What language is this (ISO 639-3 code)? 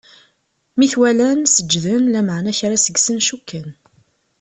kab